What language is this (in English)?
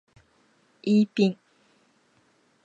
Japanese